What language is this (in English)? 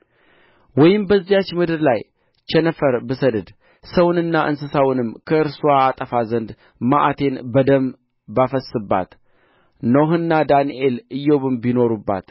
Amharic